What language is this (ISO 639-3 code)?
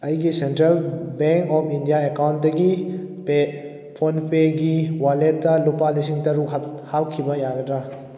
mni